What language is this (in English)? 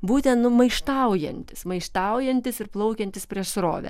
Lithuanian